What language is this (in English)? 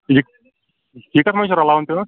Kashmiri